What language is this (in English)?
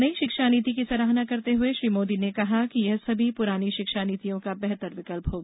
Hindi